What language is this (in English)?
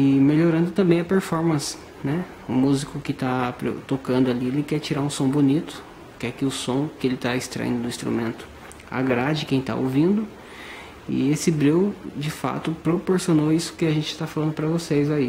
Portuguese